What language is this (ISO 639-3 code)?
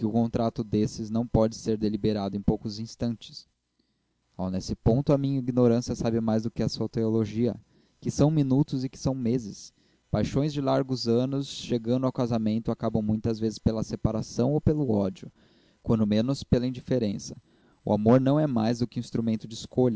por